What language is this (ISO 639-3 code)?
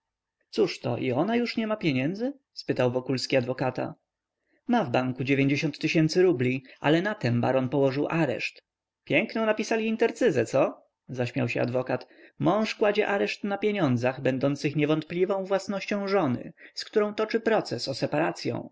pol